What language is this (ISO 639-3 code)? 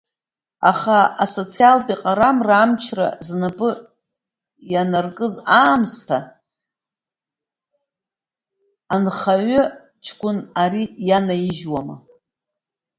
abk